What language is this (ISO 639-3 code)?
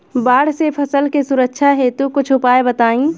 bho